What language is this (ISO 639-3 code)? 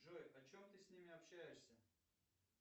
rus